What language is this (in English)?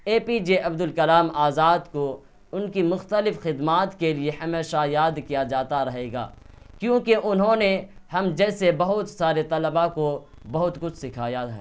Urdu